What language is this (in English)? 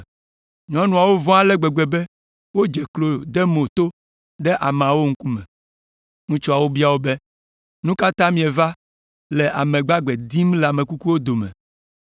Ewe